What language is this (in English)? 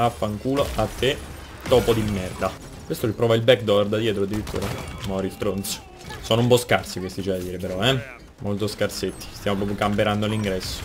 Italian